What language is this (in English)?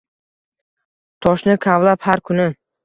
Uzbek